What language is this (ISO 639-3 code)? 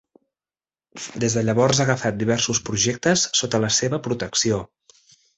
cat